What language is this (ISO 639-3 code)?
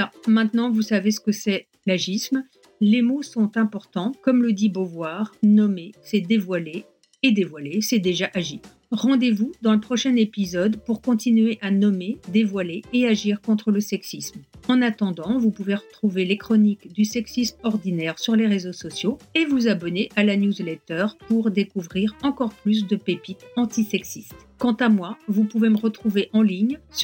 fra